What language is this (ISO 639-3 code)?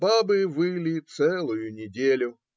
rus